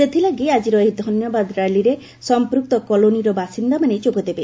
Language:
Odia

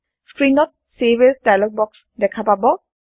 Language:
Assamese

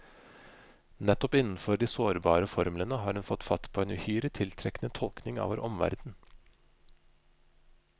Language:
Norwegian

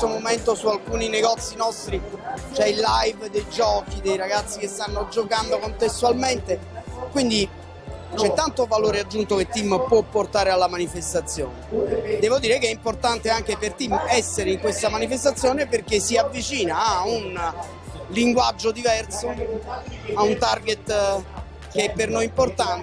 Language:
Italian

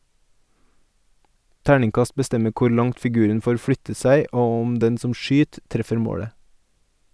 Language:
Norwegian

